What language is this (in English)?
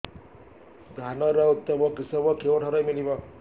Odia